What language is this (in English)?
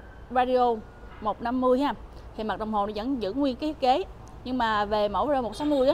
Vietnamese